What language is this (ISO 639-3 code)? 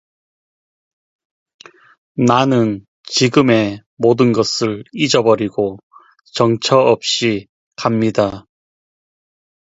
kor